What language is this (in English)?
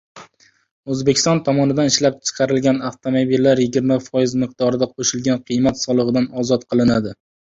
Uzbek